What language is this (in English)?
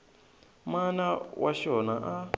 Tsonga